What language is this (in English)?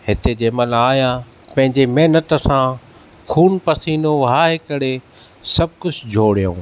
Sindhi